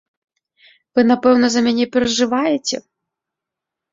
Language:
Belarusian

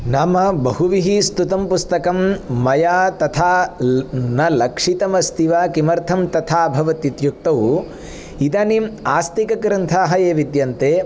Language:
Sanskrit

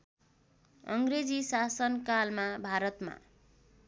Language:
Nepali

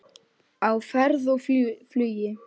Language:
Icelandic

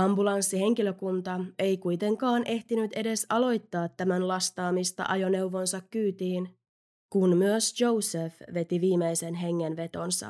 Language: Finnish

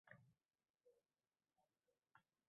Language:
Uzbek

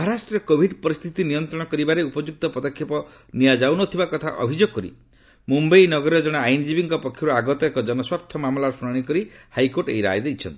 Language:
Odia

